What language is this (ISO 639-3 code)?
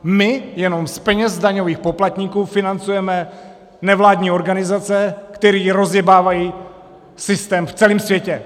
ces